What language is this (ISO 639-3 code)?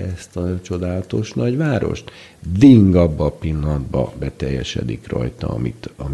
hun